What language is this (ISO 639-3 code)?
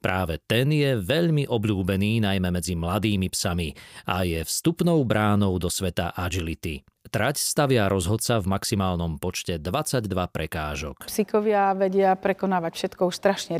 slk